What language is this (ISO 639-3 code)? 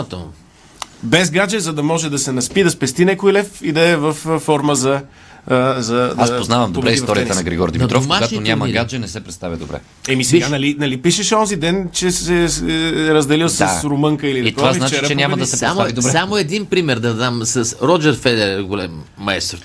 bul